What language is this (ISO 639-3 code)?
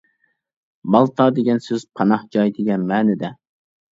uig